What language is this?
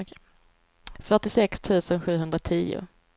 Swedish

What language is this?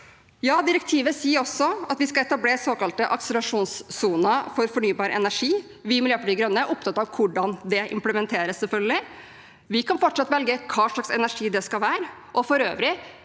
Norwegian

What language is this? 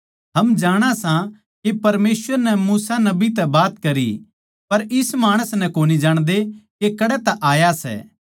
Haryanvi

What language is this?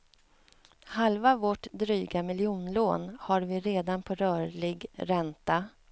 Swedish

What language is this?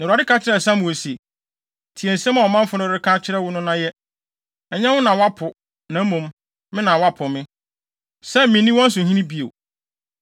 Akan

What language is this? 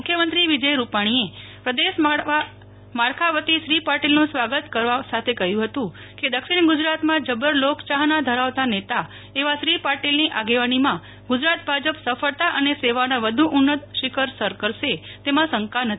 Gujarati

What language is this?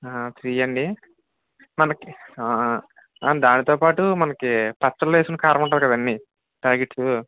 Telugu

